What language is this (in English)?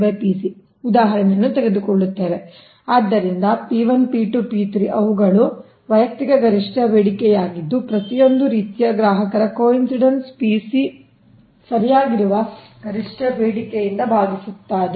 Kannada